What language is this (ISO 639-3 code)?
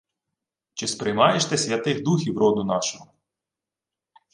ukr